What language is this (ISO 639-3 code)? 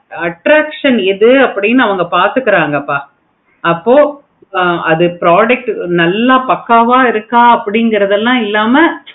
tam